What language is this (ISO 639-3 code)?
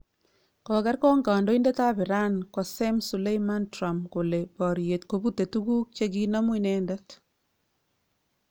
kln